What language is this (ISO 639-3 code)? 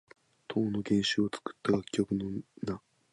jpn